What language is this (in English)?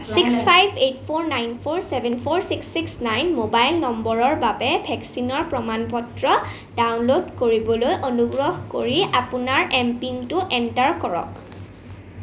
Assamese